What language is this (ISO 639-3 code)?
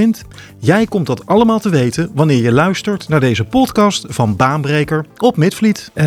nld